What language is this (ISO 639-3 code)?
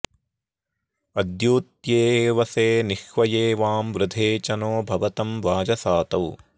san